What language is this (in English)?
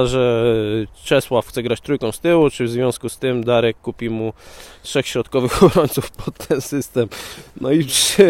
Polish